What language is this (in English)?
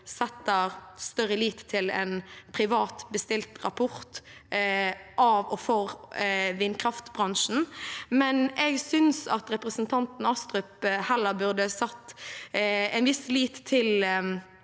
Norwegian